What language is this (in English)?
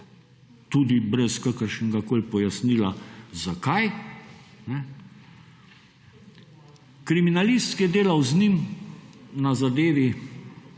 Slovenian